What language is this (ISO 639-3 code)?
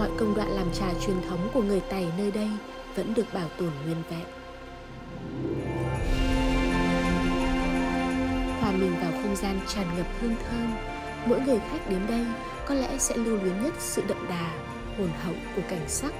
vie